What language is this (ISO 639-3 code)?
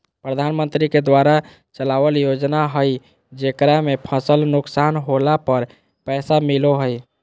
mag